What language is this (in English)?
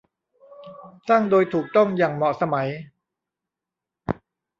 Thai